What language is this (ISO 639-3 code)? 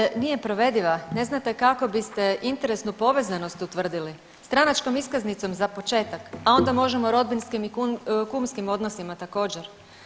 hrv